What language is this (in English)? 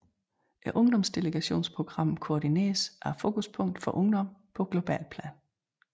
Danish